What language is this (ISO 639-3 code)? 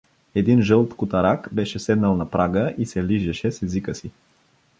bul